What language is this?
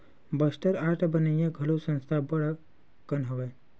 Chhattisgarhi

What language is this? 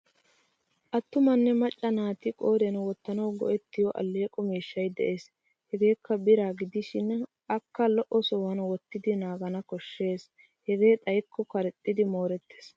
Wolaytta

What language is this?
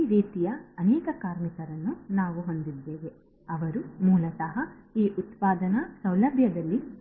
Kannada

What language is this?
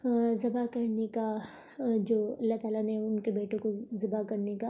Urdu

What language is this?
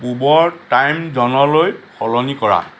Assamese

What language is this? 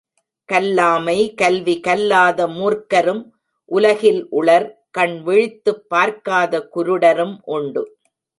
Tamil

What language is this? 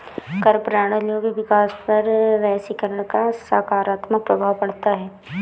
Hindi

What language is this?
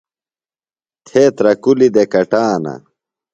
Phalura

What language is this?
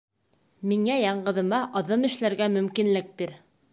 Bashkir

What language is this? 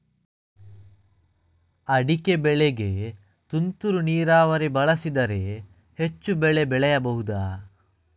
Kannada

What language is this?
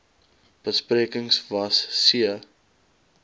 Afrikaans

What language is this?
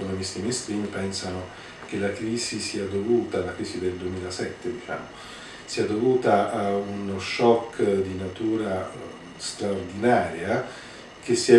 Italian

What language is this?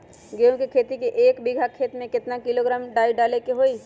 Magahi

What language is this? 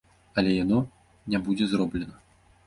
Belarusian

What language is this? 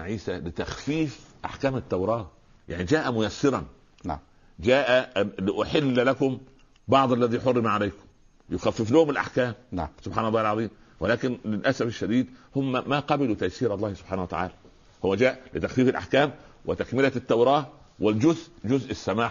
Arabic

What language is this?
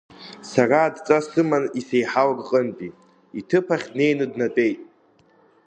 Abkhazian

